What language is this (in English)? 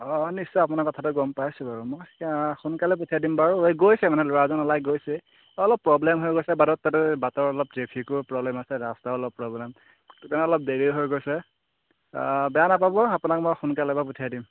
Assamese